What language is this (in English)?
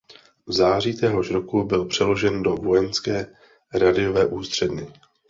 Czech